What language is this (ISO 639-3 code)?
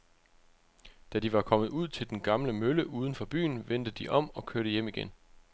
dan